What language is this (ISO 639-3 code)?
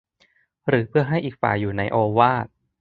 tha